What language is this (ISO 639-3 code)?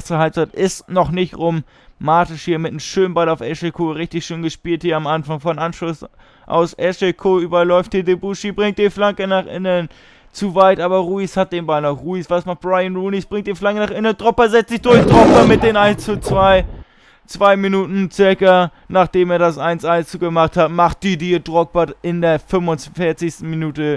deu